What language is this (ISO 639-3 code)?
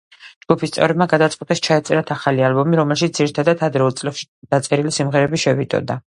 kat